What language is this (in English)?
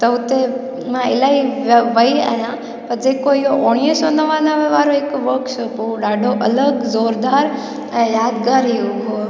Sindhi